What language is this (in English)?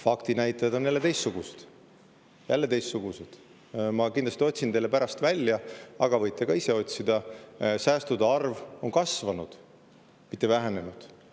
Estonian